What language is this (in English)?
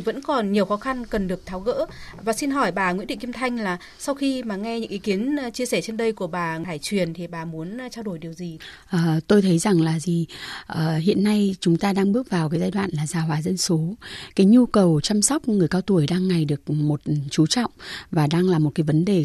Vietnamese